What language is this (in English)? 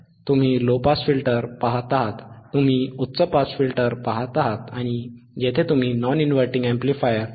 Marathi